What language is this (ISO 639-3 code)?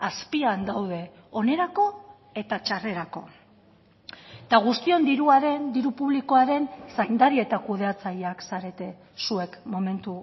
eus